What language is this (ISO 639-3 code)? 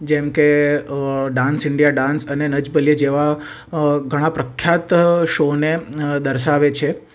guj